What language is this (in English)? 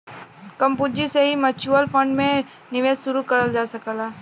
Bhojpuri